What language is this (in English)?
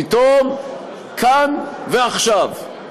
Hebrew